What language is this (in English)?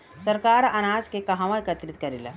Bhojpuri